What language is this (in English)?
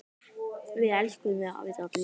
Icelandic